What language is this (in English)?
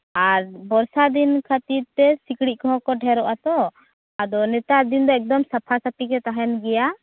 Santali